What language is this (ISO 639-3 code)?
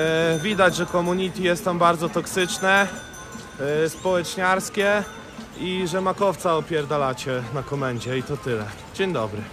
pol